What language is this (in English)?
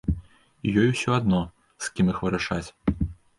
Belarusian